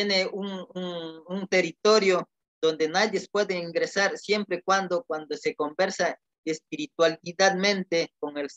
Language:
Spanish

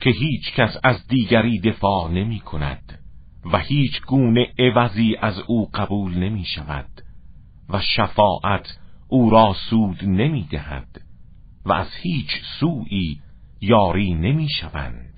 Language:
Persian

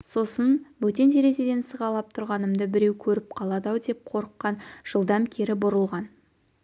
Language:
Kazakh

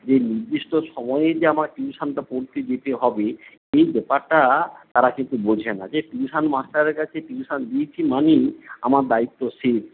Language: Bangla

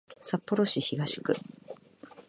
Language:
Japanese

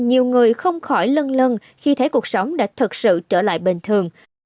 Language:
Vietnamese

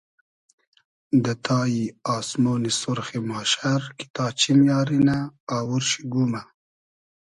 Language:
Hazaragi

